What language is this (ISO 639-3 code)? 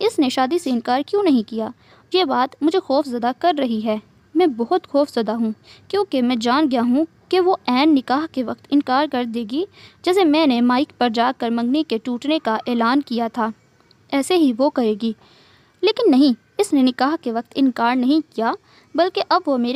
hin